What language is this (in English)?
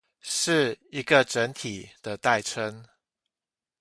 Chinese